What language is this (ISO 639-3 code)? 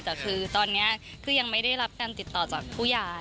tha